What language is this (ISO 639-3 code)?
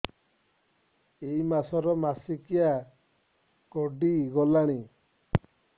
ori